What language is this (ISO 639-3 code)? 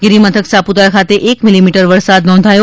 guj